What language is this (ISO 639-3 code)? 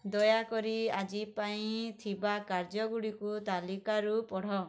ori